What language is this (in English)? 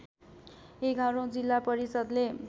Nepali